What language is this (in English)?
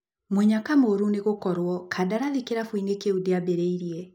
Kikuyu